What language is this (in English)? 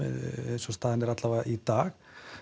Icelandic